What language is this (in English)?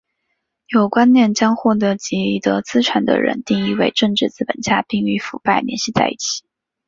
Chinese